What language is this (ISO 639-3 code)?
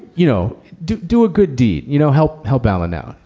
eng